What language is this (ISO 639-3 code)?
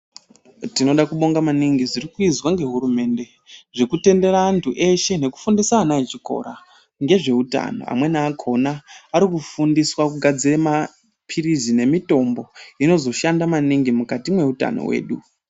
ndc